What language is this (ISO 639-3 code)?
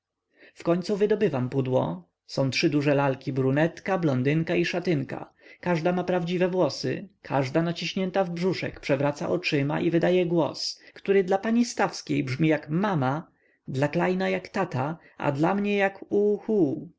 pol